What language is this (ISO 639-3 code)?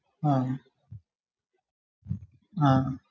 mal